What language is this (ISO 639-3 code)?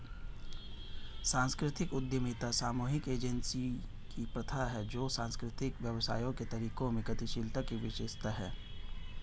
hin